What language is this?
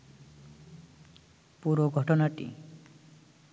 Bangla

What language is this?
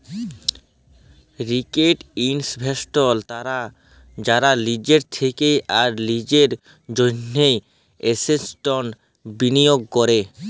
Bangla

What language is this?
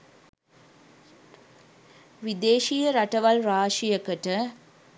Sinhala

